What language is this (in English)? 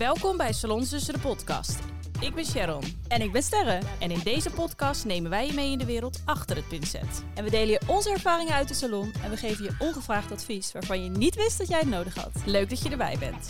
Dutch